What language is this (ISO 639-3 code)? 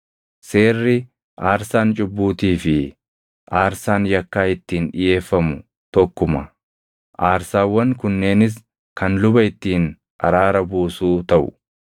orm